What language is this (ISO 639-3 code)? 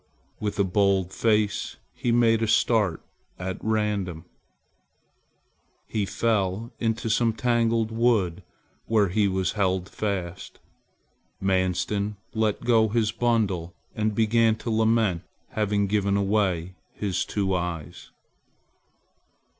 eng